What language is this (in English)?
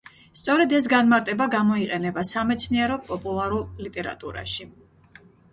Georgian